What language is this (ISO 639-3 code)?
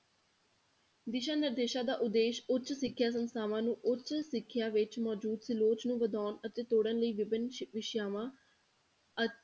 pan